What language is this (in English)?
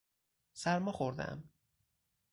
Persian